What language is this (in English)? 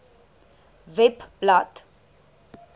Afrikaans